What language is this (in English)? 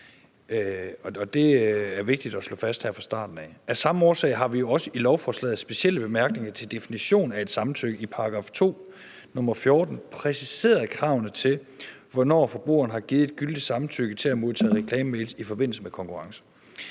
Danish